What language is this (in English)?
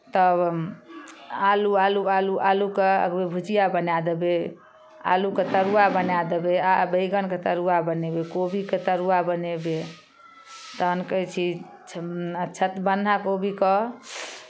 Maithili